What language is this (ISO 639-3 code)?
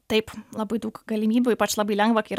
lit